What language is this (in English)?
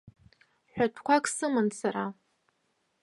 Abkhazian